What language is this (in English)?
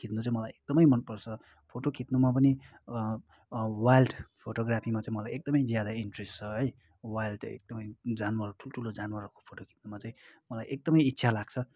Nepali